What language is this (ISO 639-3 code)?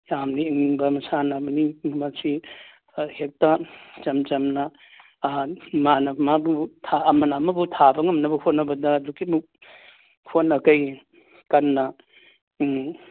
mni